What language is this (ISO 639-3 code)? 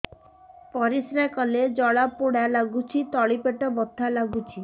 ori